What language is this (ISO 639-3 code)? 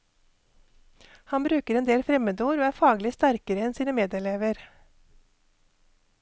nor